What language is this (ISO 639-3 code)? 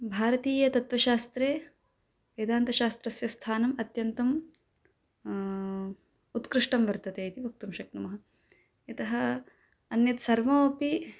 san